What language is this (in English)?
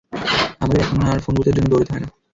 Bangla